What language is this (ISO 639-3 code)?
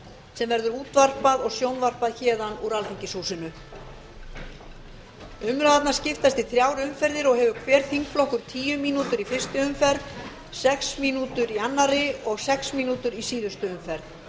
isl